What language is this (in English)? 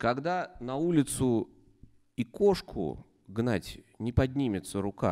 Russian